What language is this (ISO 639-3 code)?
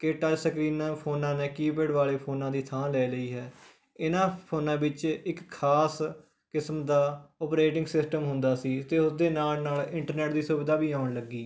pan